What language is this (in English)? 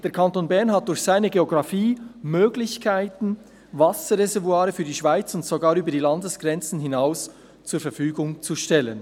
Swiss German